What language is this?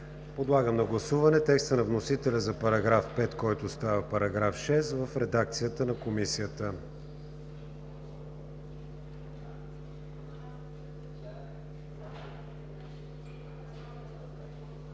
Bulgarian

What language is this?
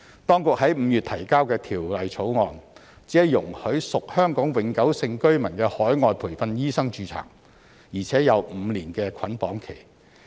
Cantonese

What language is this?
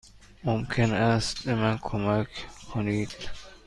Persian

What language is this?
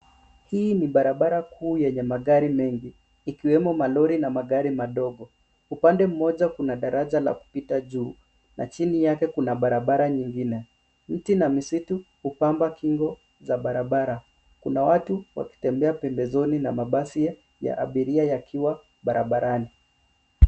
Swahili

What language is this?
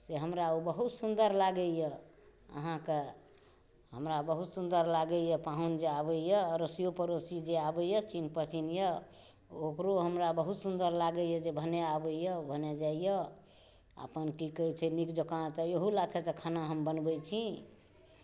Maithili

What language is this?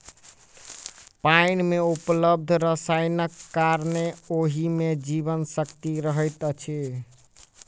Maithili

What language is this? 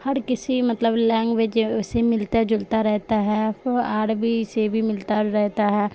Urdu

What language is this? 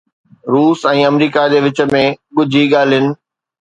Sindhi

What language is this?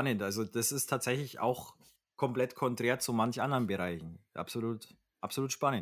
German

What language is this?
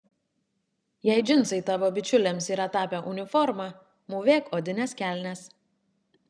Lithuanian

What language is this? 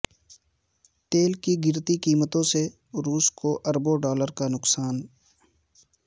Urdu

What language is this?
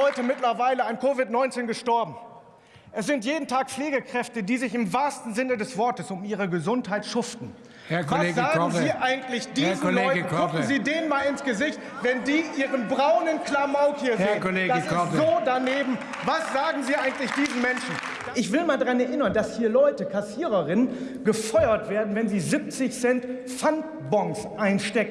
German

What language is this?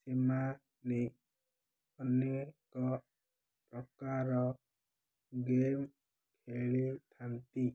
Odia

